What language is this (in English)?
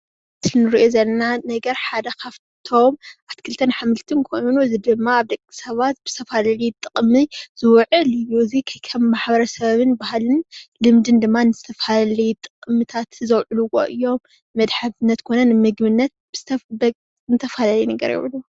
Tigrinya